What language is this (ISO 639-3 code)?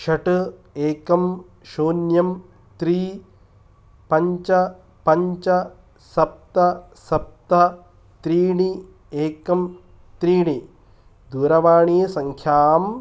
san